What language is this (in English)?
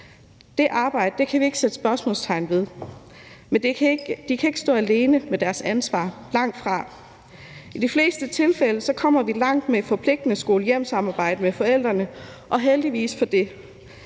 Danish